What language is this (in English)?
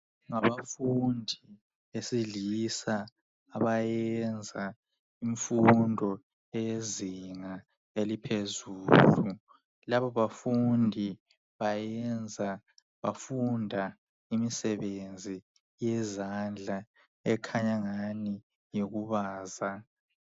North Ndebele